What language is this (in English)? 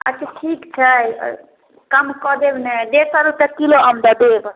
Maithili